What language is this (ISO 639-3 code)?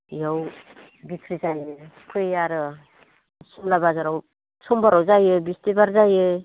brx